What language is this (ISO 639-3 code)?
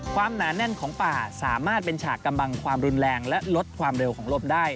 tha